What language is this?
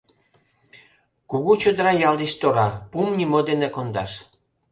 Mari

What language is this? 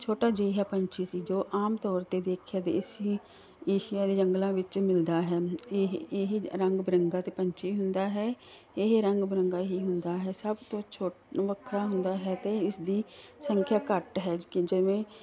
Punjabi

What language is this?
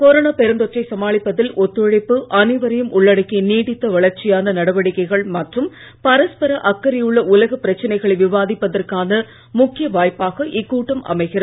Tamil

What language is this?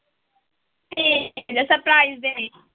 Punjabi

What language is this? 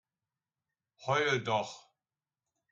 German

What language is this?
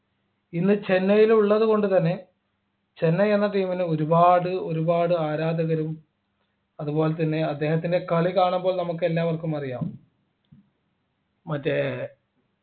Malayalam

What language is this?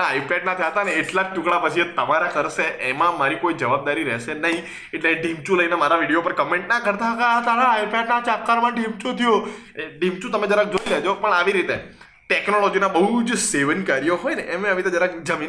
Gujarati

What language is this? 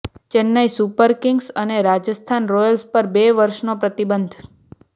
Gujarati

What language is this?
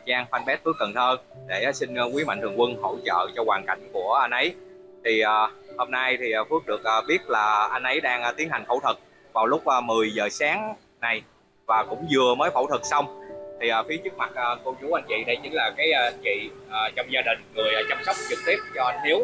Vietnamese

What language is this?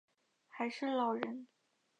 Chinese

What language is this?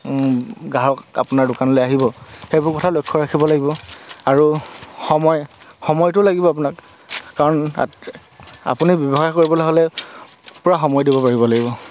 Assamese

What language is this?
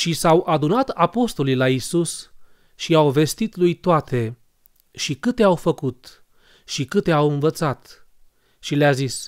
Romanian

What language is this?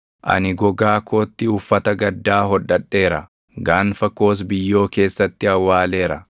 Oromo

